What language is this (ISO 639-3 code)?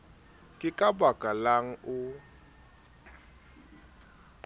sot